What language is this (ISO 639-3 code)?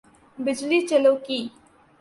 urd